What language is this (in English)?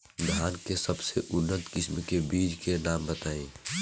Bhojpuri